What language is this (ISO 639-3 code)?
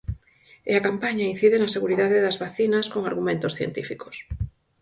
glg